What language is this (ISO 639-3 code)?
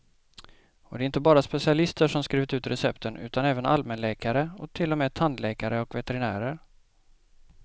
swe